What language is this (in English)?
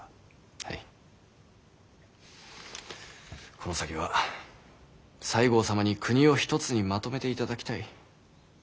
Japanese